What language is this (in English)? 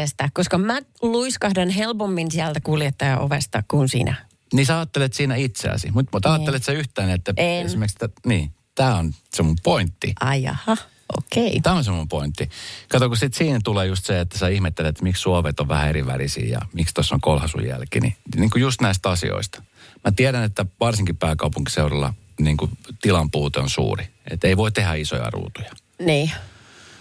Finnish